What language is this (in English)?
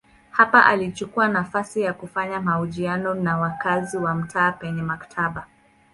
Swahili